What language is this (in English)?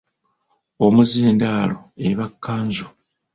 Ganda